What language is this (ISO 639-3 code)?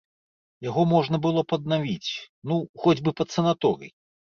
bel